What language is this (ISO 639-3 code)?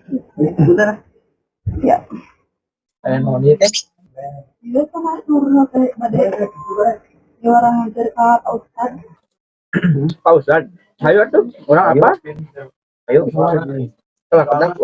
ind